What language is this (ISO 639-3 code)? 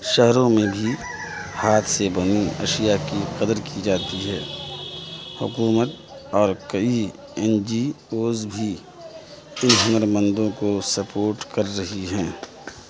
urd